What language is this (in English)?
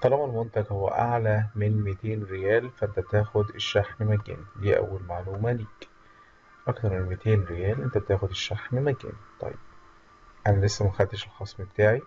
Arabic